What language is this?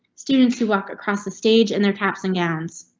English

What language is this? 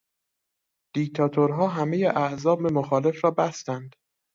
Persian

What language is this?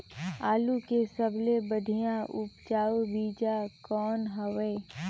Chhattisgarhi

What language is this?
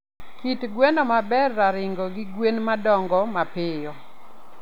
Luo (Kenya and Tanzania)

